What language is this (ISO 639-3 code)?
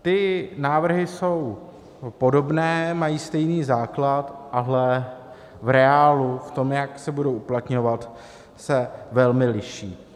ces